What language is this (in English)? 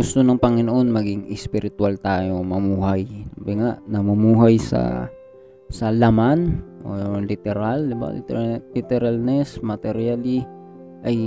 Filipino